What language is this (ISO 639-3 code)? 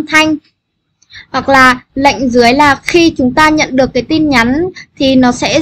vie